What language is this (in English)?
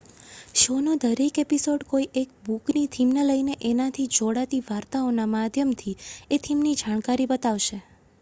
Gujarati